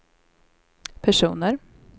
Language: Swedish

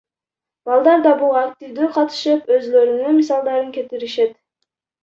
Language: Kyrgyz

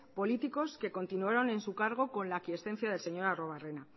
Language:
Spanish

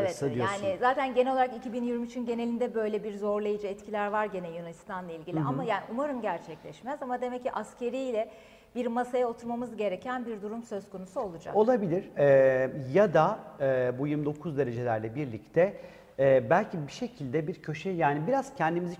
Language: Turkish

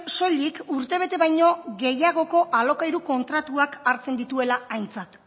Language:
Basque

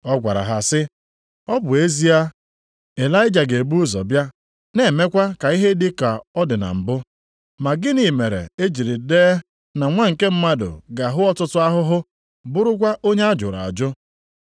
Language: Igbo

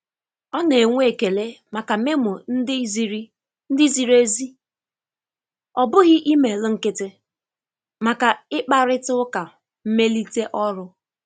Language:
Igbo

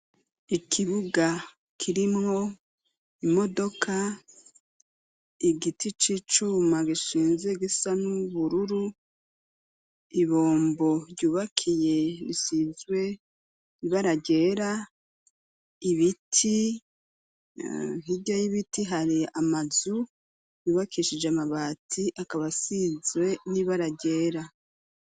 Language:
Rundi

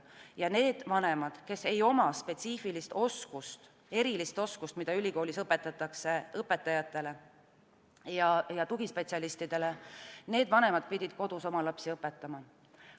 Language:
Estonian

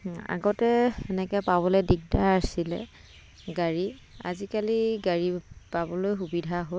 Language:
Assamese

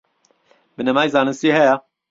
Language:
Central Kurdish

